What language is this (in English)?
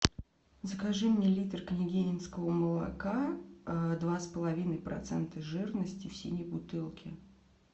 Russian